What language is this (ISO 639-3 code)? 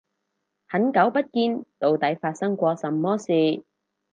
yue